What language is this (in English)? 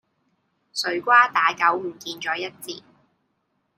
Cantonese